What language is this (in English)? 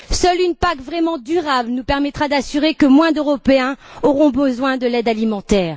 French